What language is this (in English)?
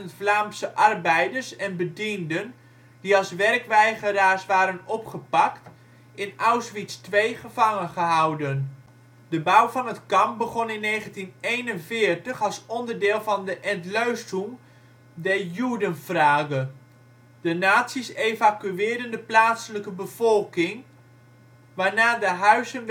Dutch